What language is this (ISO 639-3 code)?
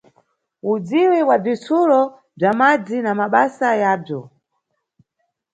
nyu